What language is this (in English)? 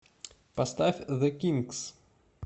Russian